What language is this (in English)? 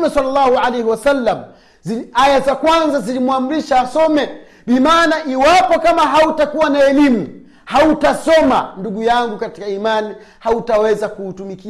Swahili